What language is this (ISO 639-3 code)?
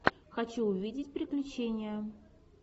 rus